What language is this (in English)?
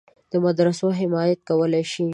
Pashto